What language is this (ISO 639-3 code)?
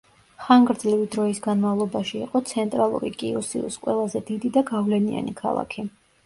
kat